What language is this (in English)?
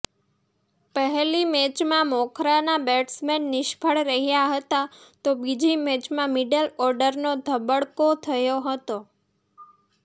Gujarati